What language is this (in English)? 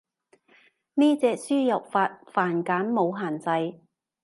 Cantonese